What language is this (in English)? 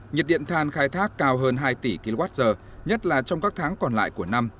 Vietnamese